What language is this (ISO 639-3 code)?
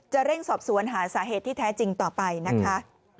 tha